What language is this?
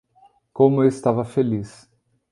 Portuguese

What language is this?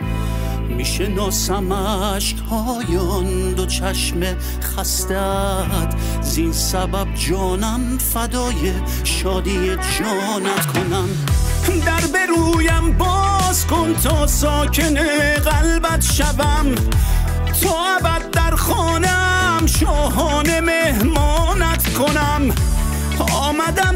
Persian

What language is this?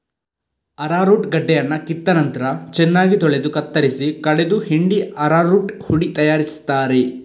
Kannada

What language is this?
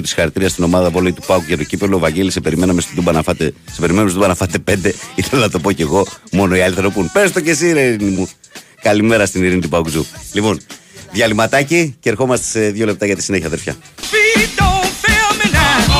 Greek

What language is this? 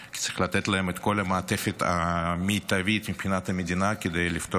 Hebrew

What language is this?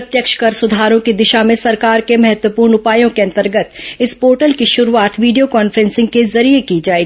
Hindi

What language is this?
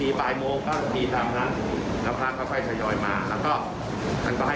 Thai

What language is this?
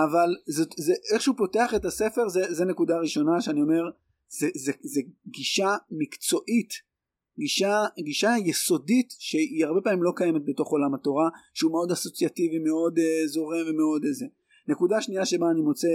Hebrew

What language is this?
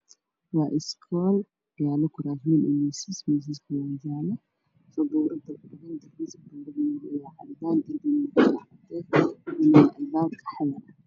Somali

